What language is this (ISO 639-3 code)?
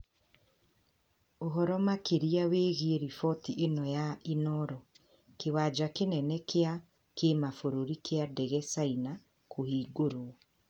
kik